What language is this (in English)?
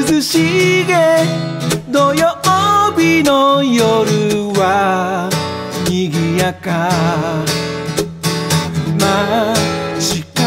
Spanish